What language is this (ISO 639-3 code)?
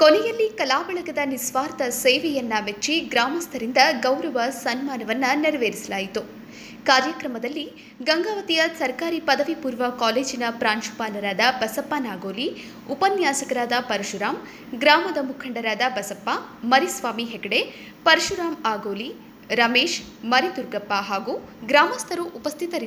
hin